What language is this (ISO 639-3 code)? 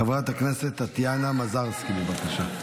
heb